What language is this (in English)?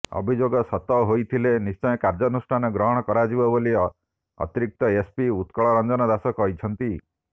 Odia